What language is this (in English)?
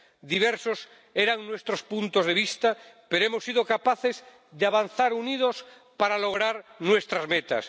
Spanish